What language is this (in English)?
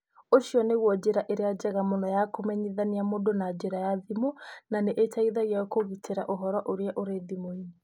Kikuyu